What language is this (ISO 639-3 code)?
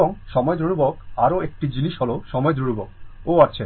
ben